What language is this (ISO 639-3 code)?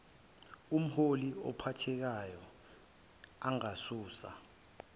zul